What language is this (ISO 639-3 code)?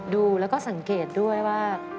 tha